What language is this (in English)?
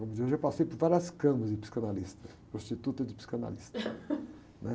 Portuguese